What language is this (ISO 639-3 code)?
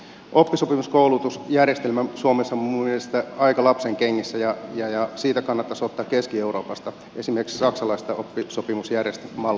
fin